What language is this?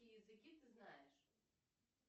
Russian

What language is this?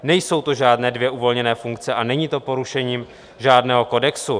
Czech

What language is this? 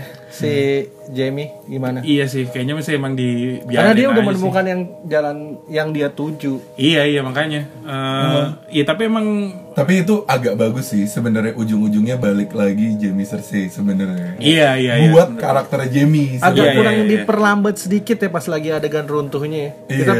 Indonesian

